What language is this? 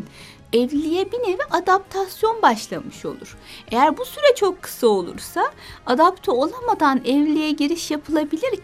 Turkish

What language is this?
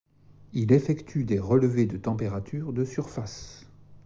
French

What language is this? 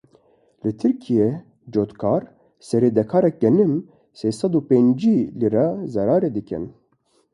Kurdish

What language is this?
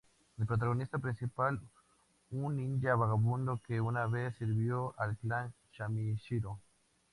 Spanish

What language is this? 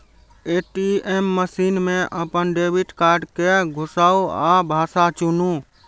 Maithili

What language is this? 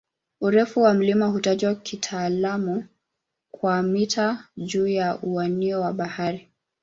Swahili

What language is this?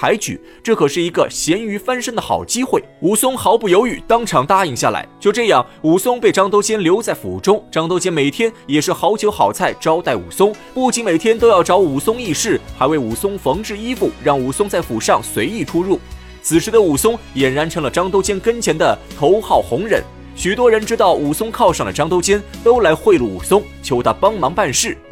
Chinese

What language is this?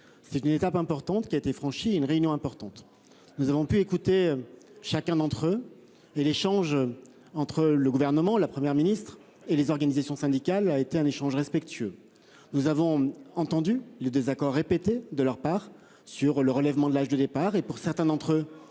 French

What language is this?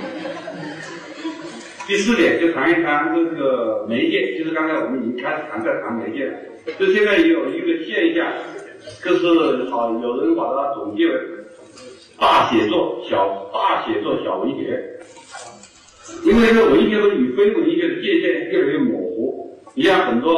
Chinese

